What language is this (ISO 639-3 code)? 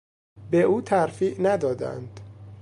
fas